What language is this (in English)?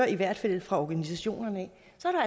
Danish